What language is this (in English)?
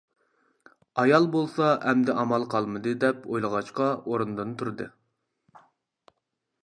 Uyghur